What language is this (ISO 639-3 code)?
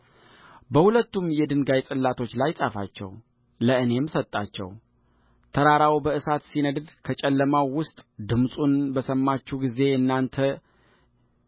amh